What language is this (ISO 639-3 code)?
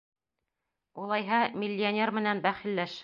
bak